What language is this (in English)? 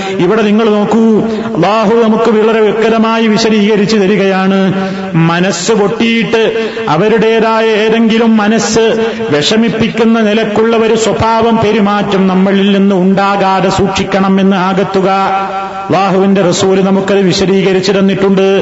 Malayalam